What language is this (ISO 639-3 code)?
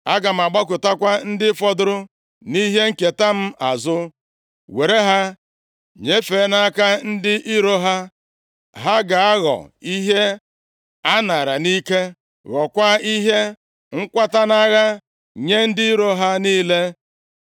ibo